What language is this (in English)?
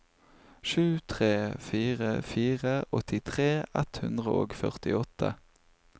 Norwegian